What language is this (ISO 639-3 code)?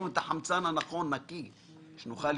heb